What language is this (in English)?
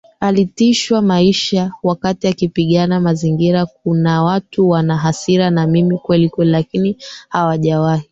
Swahili